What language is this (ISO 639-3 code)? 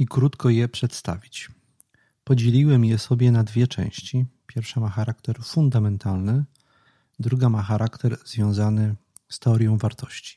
pol